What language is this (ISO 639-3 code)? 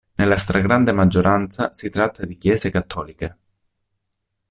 ita